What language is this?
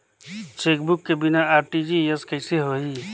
Chhattisgarhi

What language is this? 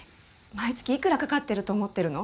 Japanese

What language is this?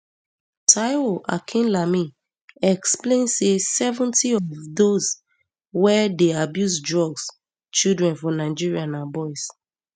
Nigerian Pidgin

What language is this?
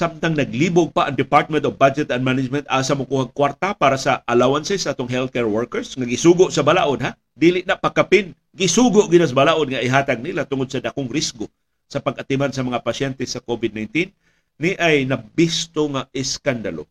Filipino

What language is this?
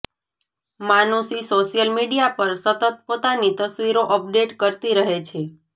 Gujarati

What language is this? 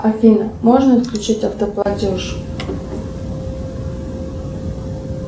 Russian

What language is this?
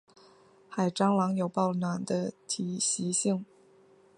Chinese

